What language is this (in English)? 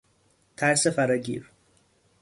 Persian